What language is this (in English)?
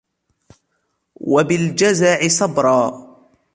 Arabic